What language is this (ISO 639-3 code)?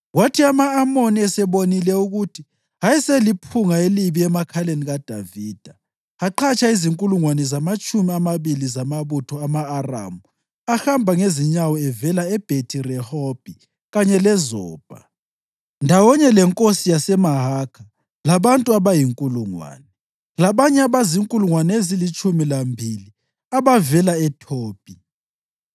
nde